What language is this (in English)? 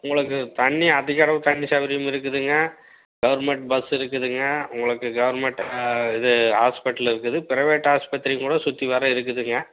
Tamil